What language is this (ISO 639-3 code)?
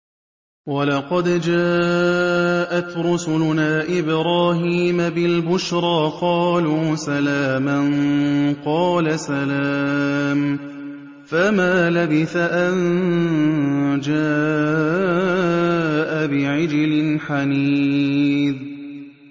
ara